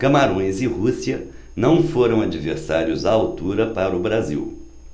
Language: Portuguese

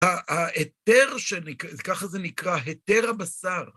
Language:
Hebrew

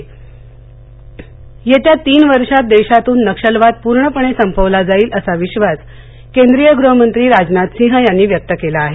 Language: Marathi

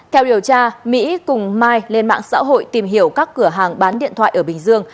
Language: Vietnamese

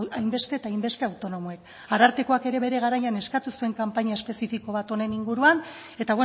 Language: Basque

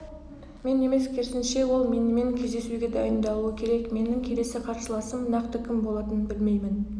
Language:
Kazakh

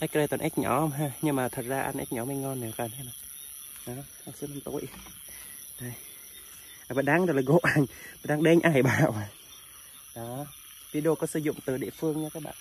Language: Vietnamese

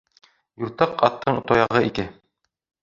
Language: Bashkir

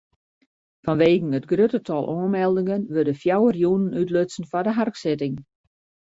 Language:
Western Frisian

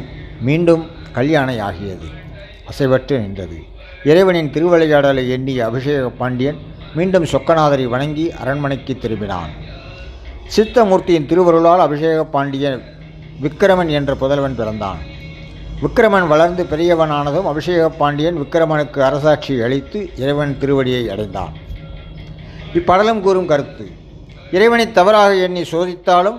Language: Tamil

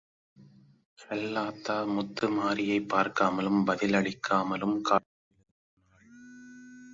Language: Tamil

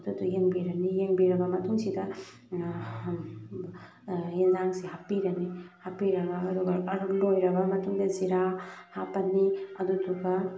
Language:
Manipuri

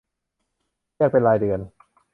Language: Thai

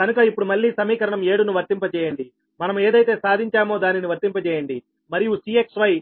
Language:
Telugu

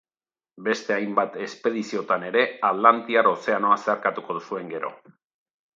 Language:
Basque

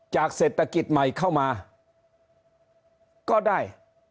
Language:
Thai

